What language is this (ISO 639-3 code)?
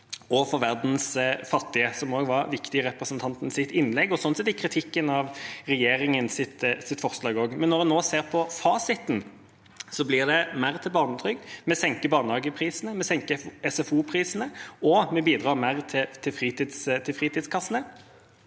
nor